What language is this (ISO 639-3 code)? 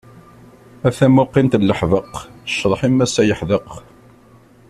kab